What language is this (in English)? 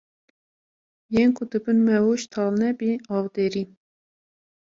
Kurdish